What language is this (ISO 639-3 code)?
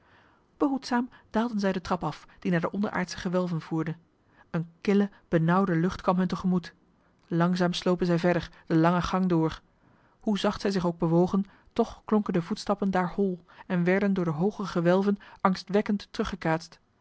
nld